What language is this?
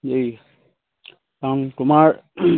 Assamese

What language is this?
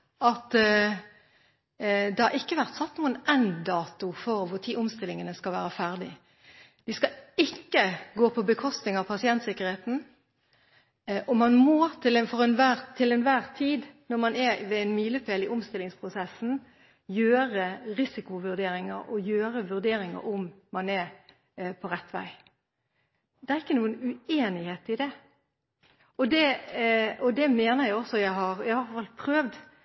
Norwegian Bokmål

